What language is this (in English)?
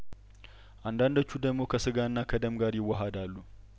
Amharic